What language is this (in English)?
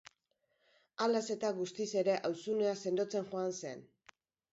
Basque